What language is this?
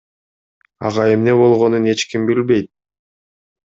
Kyrgyz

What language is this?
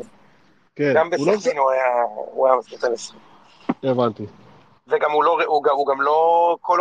Hebrew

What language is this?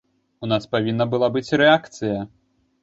Belarusian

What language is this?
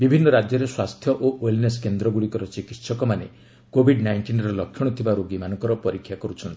Odia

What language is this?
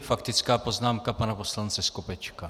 Czech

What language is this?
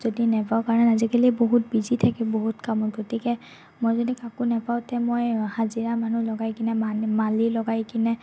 Assamese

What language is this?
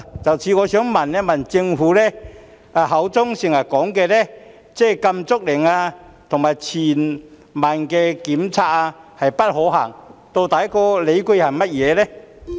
Cantonese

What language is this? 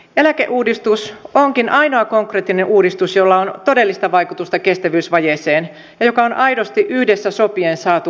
Finnish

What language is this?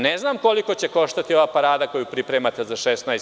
Serbian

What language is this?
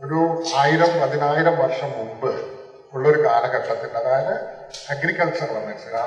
Malayalam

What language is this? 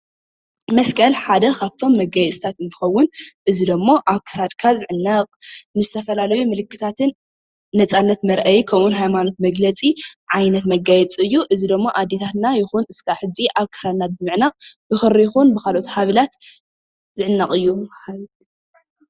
Tigrinya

